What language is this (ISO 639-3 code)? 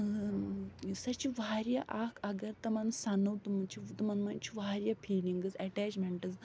kas